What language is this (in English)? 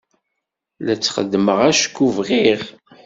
Kabyle